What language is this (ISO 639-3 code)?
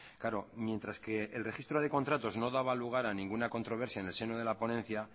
spa